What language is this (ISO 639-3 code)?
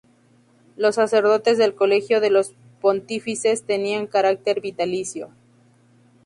spa